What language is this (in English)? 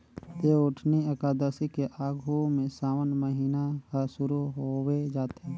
Chhattisgarhi